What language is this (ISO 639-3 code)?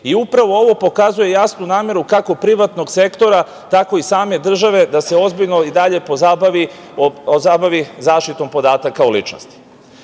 srp